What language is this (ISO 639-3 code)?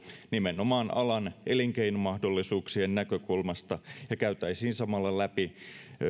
fin